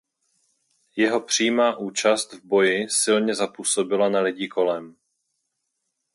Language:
Czech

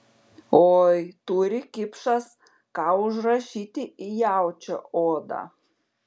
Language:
Lithuanian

